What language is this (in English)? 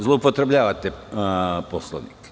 Serbian